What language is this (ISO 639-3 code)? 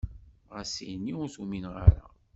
kab